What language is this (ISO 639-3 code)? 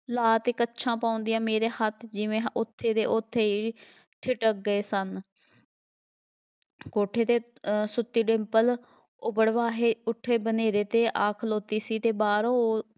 pan